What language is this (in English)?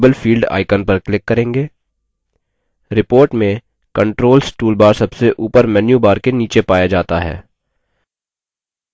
Hindi